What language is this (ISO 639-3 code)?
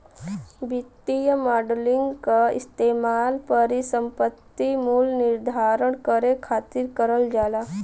bho